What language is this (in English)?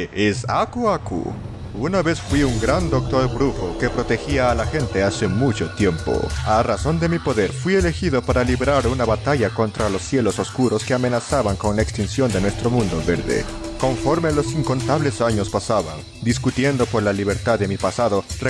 Spanish